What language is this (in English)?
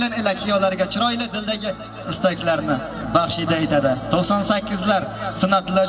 Turkish